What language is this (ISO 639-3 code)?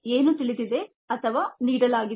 kan